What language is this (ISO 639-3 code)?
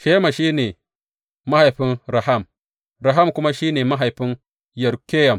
hau